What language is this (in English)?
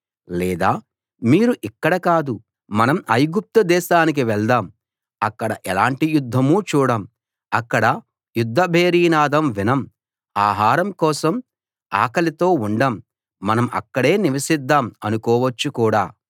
Telugu